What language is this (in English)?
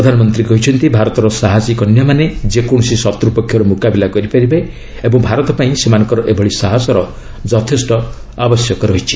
Odia